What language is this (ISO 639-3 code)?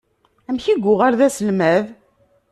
kab